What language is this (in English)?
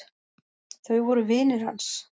Icelandic